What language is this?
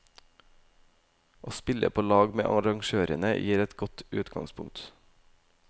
Norwegian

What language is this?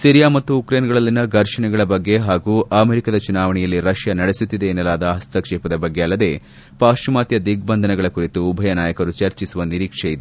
Kannada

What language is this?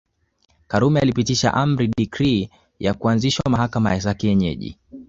Swahili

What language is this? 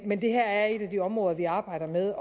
Danish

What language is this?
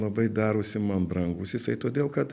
Lithuanian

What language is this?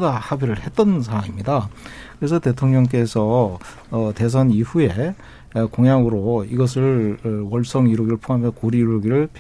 Korean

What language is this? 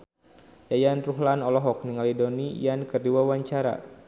Sundanese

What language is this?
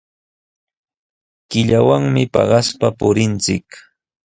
Sihuas Ancash Quechua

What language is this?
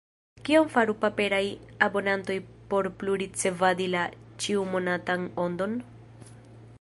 Esperanto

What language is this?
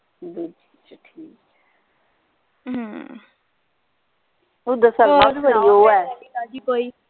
Punjabi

